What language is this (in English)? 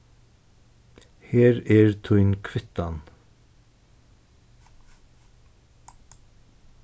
Faroese